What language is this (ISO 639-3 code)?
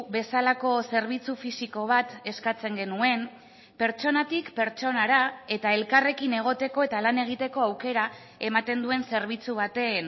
eus